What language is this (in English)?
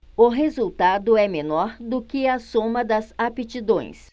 Portuguese